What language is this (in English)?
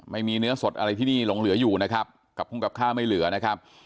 Thai